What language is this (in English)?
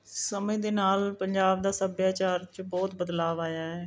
Punjabi